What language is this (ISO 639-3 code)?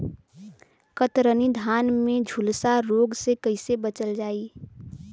bho